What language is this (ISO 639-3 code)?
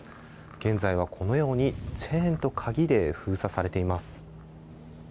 jpn